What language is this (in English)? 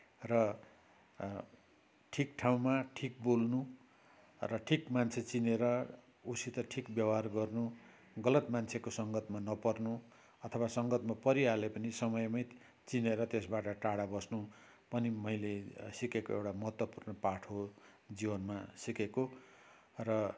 Nepali